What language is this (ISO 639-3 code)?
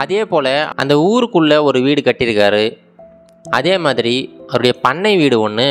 tam